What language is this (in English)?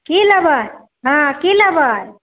Maithili